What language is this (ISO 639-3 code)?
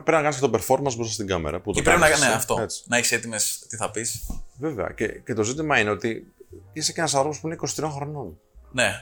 ell